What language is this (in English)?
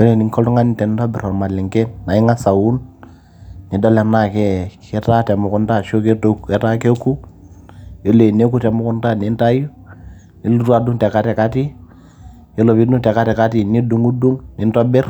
Masai